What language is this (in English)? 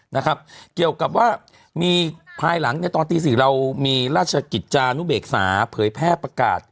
Thai